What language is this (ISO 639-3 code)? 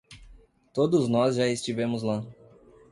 por